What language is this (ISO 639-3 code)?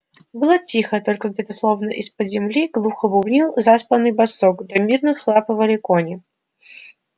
rus